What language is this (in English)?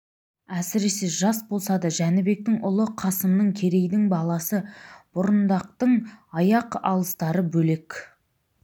Kazakh